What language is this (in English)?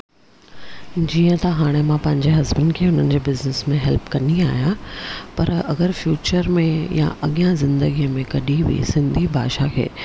Sindhi